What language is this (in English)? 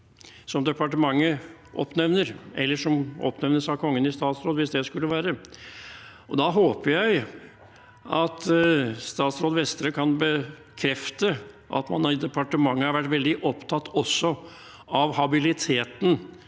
Norwegian